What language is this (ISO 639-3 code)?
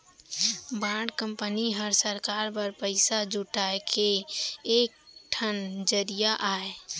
hne